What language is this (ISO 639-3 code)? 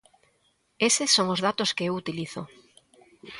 glg